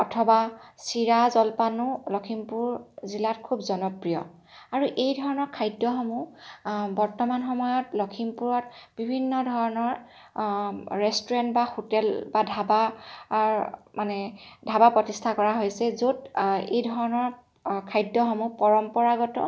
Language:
Assamese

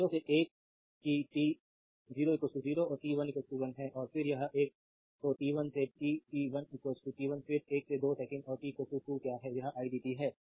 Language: Hindi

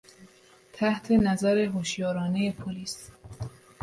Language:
Persian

